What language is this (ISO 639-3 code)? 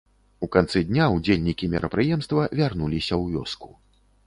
bel